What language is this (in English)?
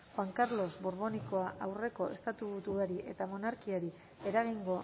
Basque